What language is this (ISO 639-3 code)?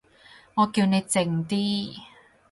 yue